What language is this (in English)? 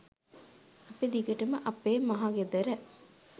Sinhala